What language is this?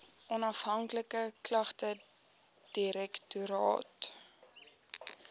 Afrikaans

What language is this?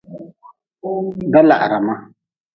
Nawdm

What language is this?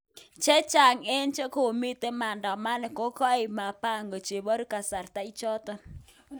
Kalenjin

